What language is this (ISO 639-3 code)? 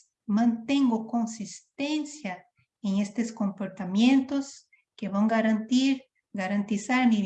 spa